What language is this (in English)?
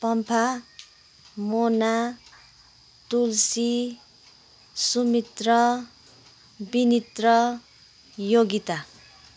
Nepali